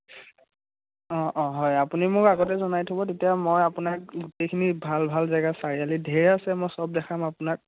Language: Assamese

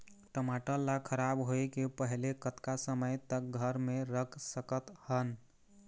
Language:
Chhattisgarhi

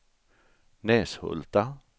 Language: Swedish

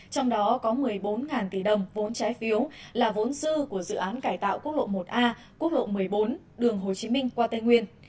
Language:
Vietnamese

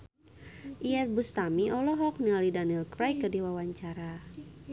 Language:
Sundanese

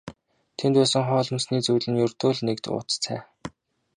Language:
Mongolian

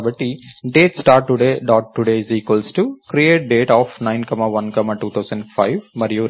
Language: Telugu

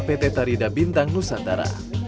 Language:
Indonesian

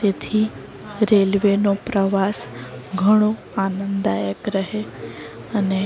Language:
Gujarati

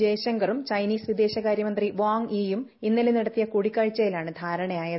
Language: Malayalam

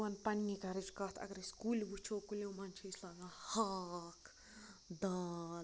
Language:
Kashmiri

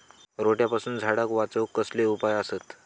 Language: Marathi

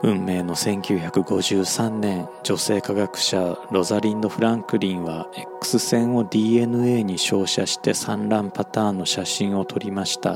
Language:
Japanese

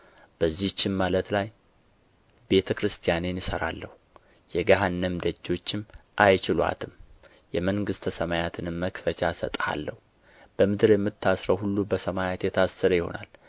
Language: Amharic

